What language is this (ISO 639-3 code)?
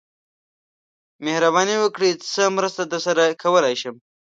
pus